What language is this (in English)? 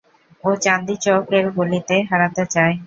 Bangla